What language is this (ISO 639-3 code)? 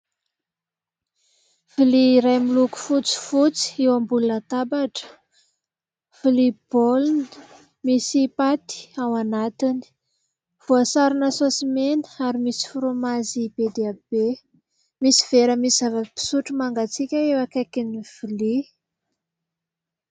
mlg